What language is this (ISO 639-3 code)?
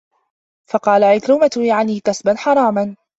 ara